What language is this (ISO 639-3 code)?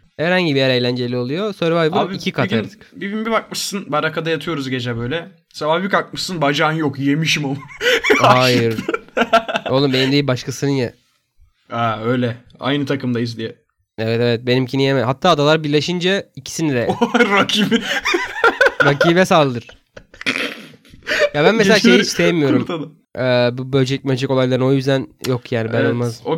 tur